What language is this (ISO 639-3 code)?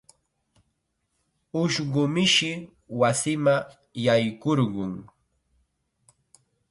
qxa